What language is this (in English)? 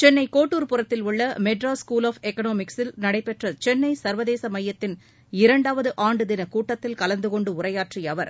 Tamil